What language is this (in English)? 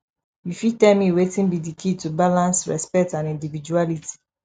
Nigerian Pidgin